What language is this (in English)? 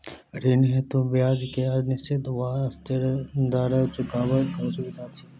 Maithili